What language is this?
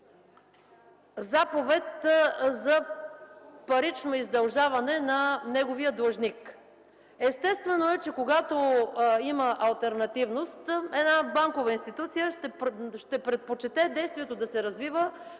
Bulgarian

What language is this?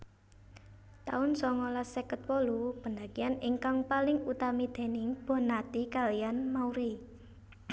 Javanese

